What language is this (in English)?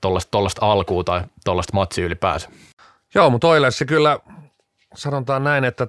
Finnish